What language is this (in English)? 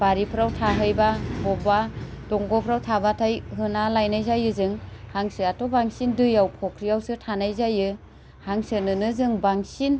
Bodo